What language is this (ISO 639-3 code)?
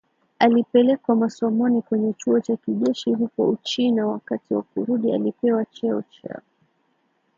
swa